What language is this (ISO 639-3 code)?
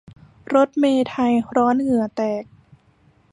tha